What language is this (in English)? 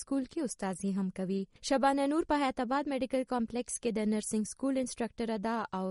Urdu